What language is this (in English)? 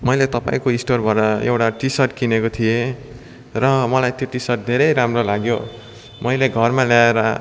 Nepali